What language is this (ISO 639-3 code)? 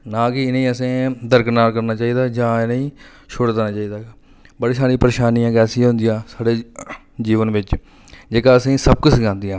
doi